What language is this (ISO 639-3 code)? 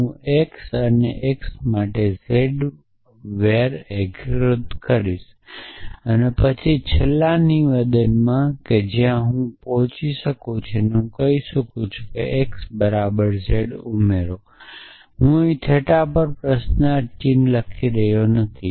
guj